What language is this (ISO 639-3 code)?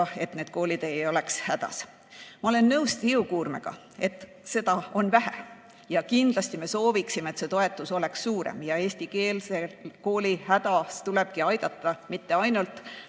est